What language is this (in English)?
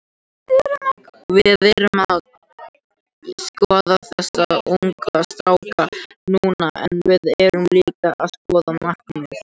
Icelandic